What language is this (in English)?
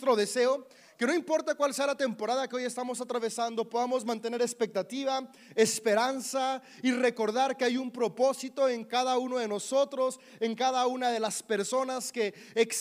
Spanish